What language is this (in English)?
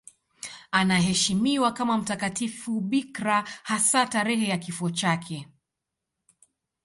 Swahili